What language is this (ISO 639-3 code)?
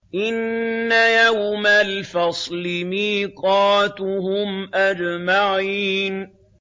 ara